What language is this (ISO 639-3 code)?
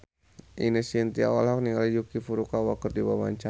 sun